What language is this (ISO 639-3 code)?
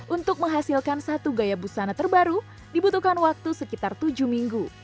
ind